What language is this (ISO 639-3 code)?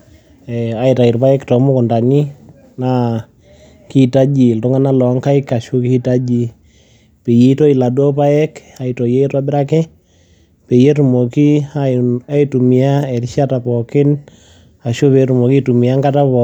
mas